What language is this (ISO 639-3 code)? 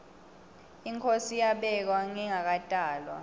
ssw